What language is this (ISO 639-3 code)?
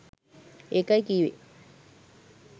sin